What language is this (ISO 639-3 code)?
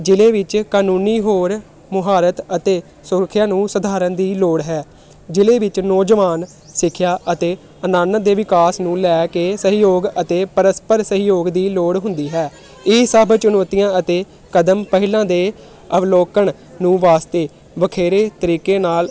pan